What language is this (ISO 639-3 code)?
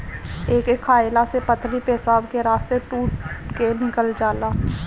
bho